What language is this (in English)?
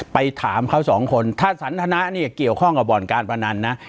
Thai